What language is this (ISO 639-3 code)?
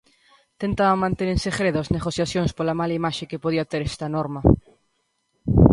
glg